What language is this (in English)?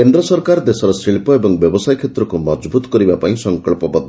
Odia